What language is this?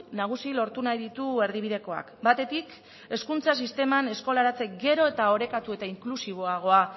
Basque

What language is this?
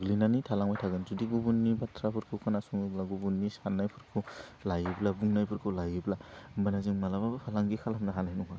Bodo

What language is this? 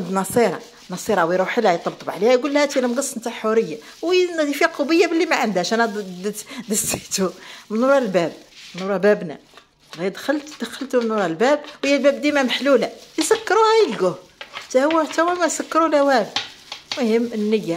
Arabic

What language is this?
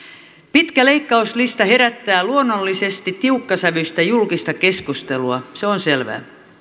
Finnish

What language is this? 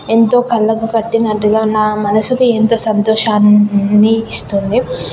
Telugu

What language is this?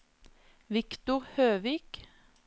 Norwegian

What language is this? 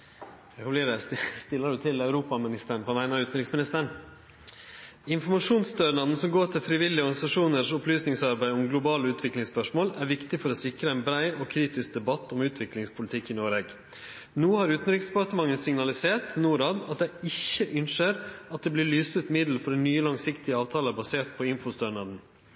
Norwegian Nynorsk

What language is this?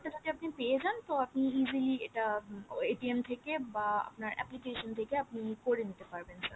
Bangla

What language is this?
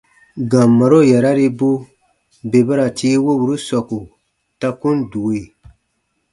Baatonum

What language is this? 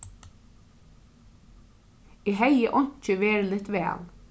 Faroese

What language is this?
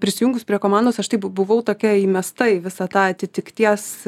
Lithuanian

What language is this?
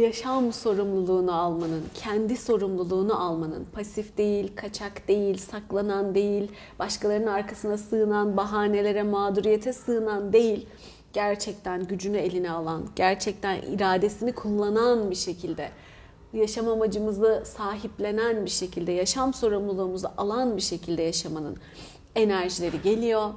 Turkish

